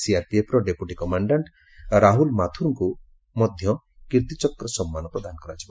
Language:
Odia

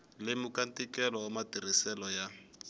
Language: Tsonga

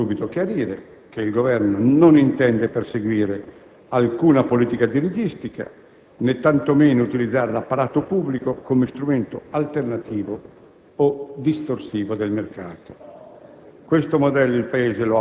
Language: Italian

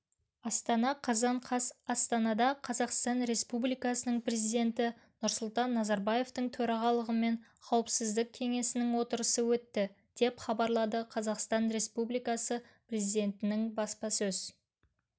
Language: Kazakh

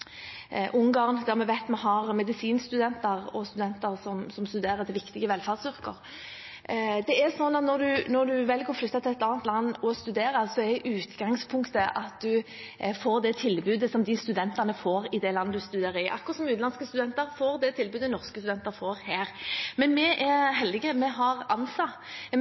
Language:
Norwegian Bokmål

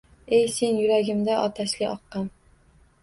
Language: Uzbek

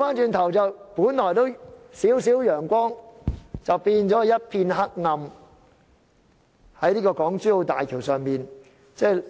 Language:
Cantonese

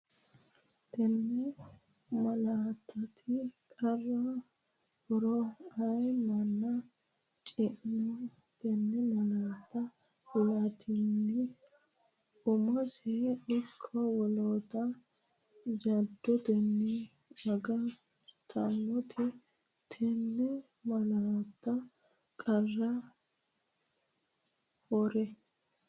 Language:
Sidamo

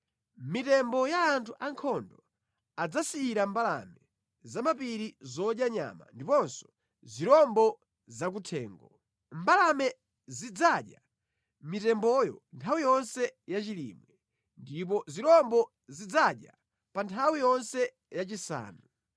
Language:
Nyanja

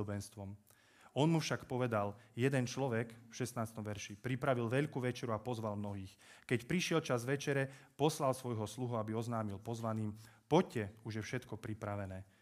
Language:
Slovak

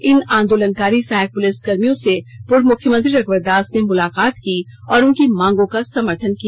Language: Hindi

